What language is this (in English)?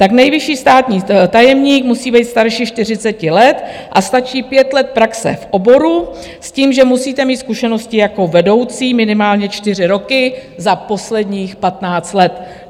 Czech